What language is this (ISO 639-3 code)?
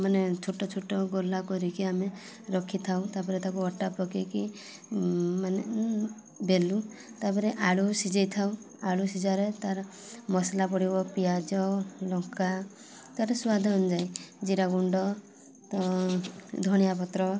ori